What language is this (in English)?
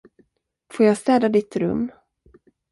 Swedish